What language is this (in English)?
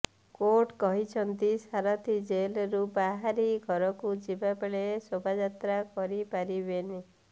Odia